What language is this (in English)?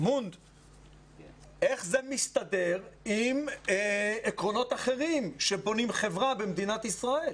Hebrew